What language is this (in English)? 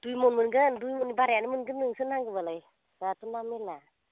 Bodo